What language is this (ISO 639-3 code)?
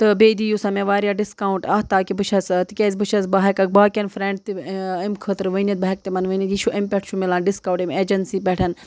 kas